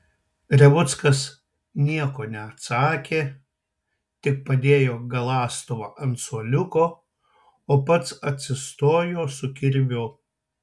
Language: Lithuanian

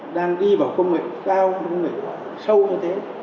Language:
Vietnamese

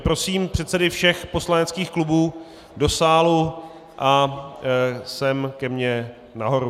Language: Czech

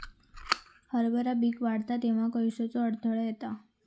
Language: Marathi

